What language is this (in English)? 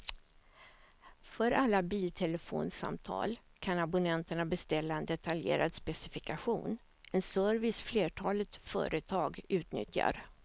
Swedish